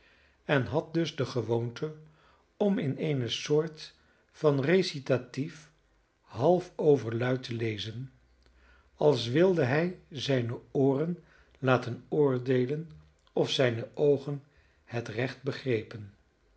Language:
Dutch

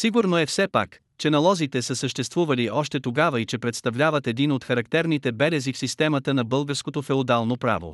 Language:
Bulgarian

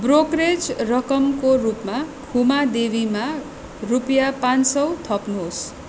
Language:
Nepali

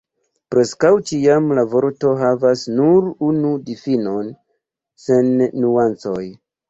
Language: Esperanto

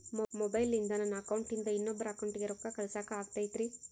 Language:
Kannada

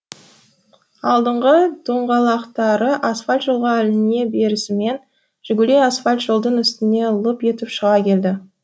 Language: Kazakh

